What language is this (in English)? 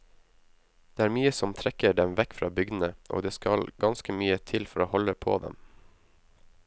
Norwegian